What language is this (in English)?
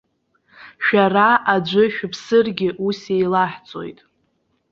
Abkhazian